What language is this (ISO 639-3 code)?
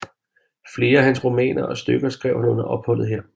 dan